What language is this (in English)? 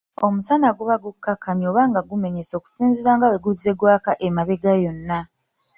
Ganda